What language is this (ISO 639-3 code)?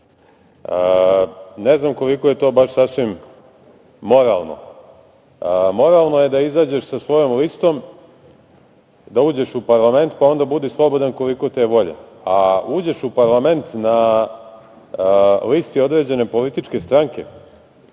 srp